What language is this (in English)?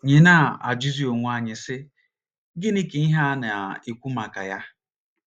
Igbo